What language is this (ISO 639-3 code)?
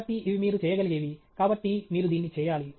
tel